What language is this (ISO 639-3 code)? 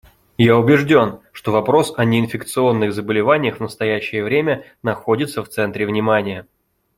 rus